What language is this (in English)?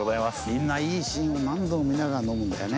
Japanese